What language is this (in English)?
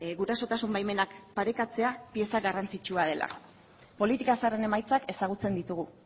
Basque